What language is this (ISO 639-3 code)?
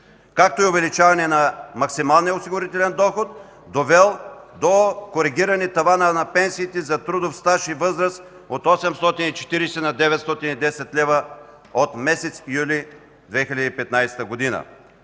bul